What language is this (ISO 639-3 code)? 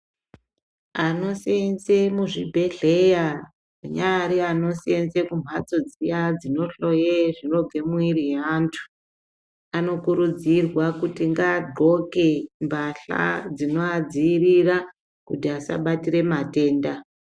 ndc